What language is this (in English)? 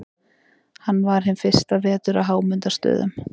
Icelandic